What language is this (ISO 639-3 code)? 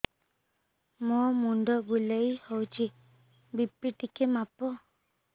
ori